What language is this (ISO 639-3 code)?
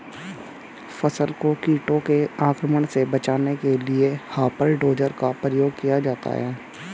hin